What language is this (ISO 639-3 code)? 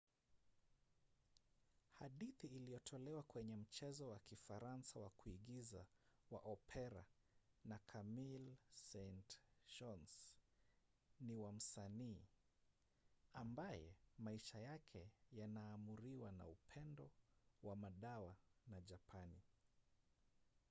swa